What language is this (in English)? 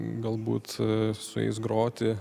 Lithuanian